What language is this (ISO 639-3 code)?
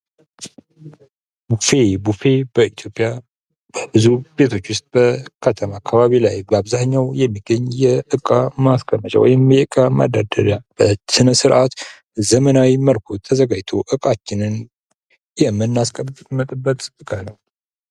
amh